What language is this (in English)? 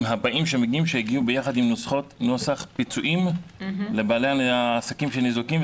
Hebrew